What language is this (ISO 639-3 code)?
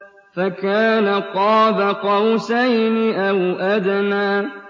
ara